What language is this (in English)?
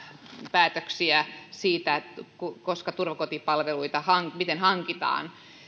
Finnish